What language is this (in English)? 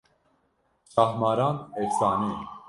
Kurdish